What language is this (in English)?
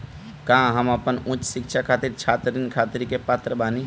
Bhojpuri